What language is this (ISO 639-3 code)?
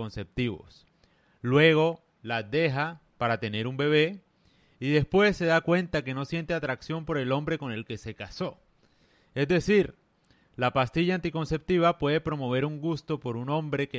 spa